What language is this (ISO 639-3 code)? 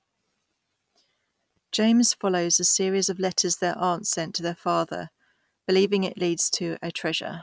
eng